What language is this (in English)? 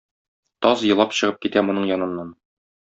Tatar